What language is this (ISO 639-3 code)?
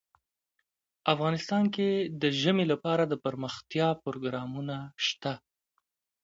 pus